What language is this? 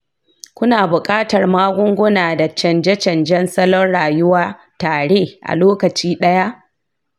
Hausa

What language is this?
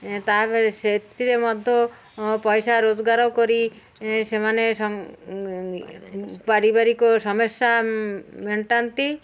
Odia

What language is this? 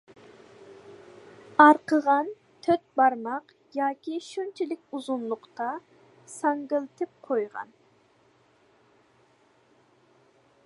Uyghur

